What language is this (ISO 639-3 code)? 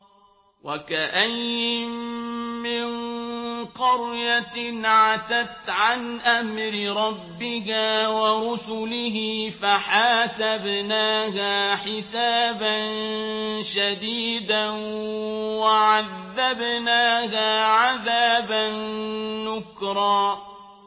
ara